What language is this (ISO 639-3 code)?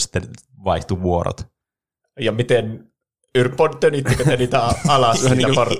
fin